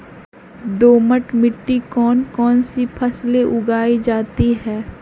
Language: Magahi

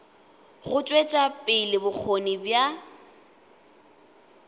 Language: Northern Sotho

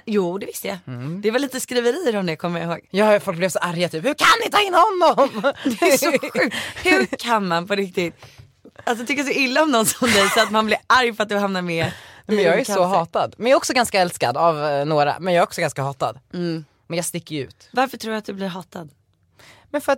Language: Swedish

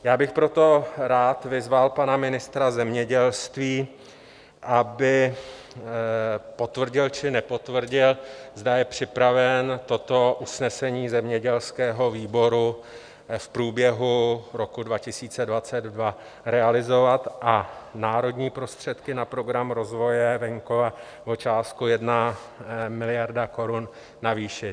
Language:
Czech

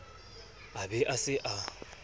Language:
Southern Sotho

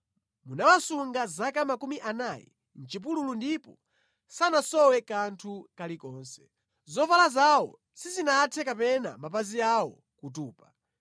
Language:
Nyanja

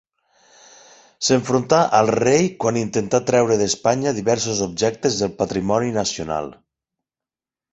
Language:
Catalan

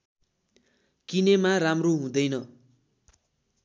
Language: Nepali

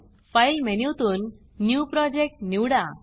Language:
Marathi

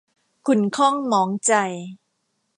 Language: Thai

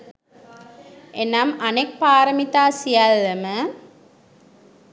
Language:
Sinhala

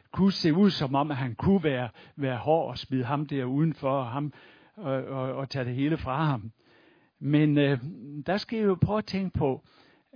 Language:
Danish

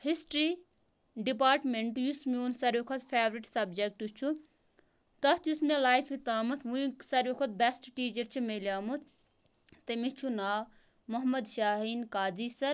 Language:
Kashmiri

